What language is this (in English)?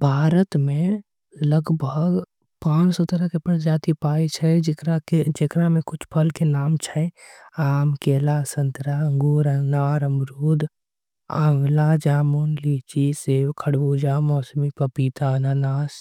Angika